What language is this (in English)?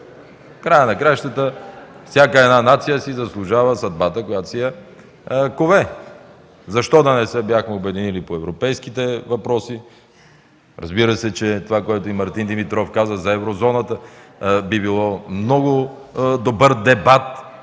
Bulgarian